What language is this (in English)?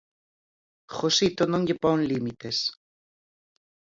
Galician